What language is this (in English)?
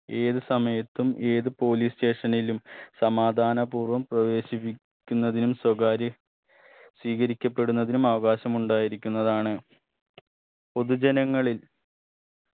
Malayalam